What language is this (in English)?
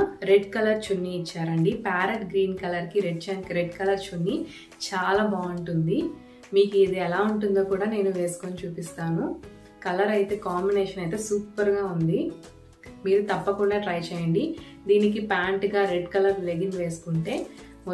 Hindi